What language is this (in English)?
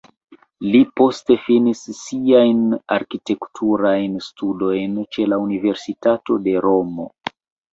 Esperanto